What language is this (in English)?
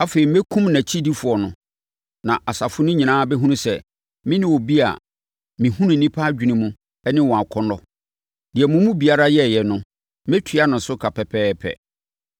Akan